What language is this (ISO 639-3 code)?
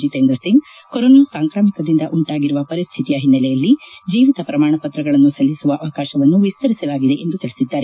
kan